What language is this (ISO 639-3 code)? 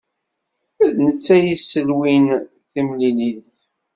kab